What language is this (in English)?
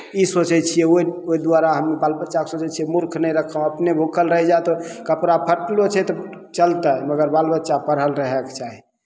Maithili